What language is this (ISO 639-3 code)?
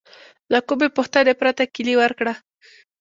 pus